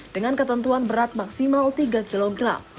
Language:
Indonesian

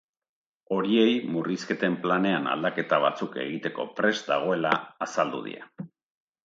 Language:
Basque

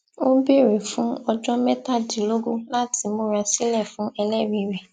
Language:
Yoruba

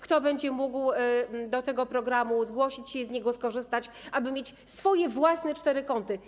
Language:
Polish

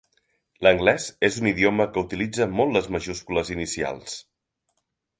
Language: Catalan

